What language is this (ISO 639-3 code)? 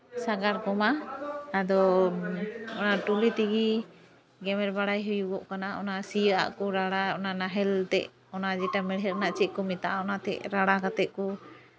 sat